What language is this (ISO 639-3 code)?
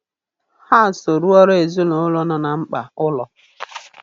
ibo